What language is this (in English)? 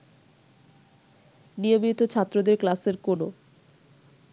Bangla